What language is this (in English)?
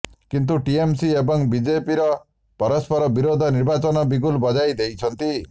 Odia